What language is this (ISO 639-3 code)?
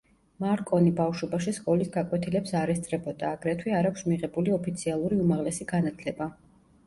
kat